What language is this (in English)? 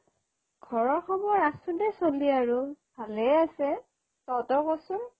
Assamese